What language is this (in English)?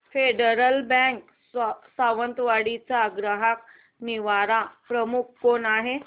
Marathi